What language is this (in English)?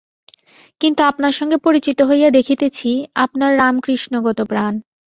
Bangla